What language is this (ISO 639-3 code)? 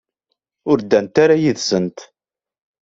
kab